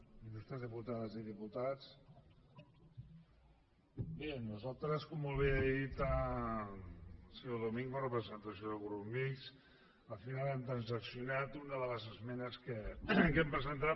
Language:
Catalan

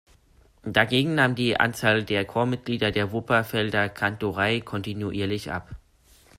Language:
German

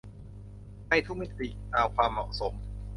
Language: Thai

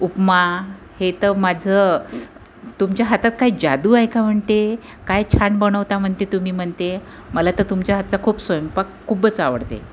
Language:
Marathi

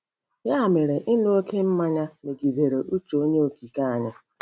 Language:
Igbo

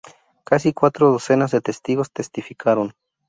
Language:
Spanish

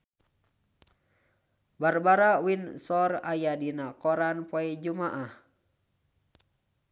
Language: Sundanese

